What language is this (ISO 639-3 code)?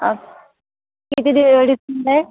mar